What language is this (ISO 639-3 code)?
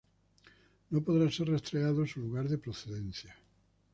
spa